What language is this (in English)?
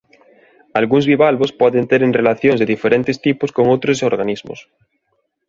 Galician